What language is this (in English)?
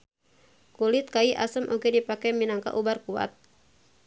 Sundanese